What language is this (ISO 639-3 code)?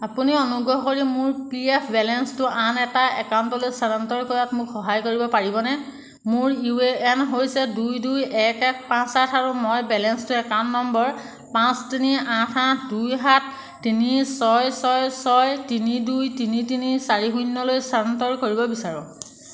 asm